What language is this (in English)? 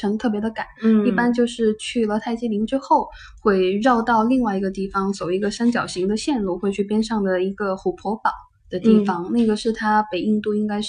Chinese